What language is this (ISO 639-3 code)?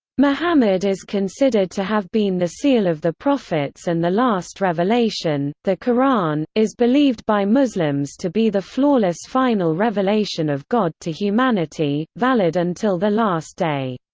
eng